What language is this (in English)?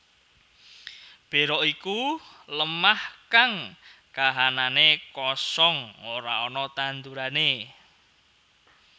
Javanese